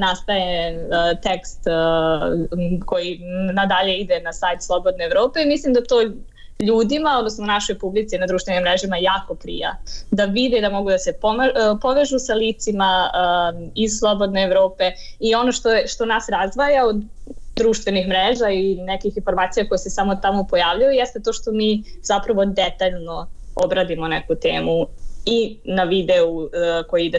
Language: Croatian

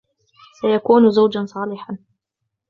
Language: Arabic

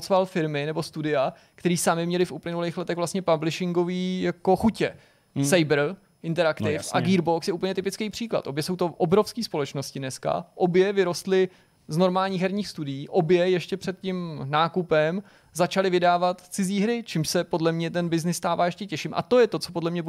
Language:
Czech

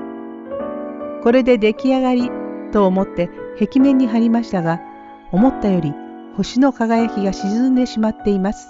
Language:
Japanese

